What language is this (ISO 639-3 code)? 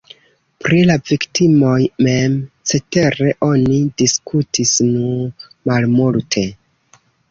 epo